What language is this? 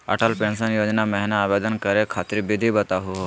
Magahi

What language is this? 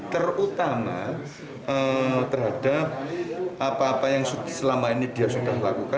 Indonesian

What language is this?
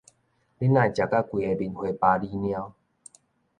Min Nan Chinese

